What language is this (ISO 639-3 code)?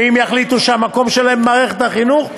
heb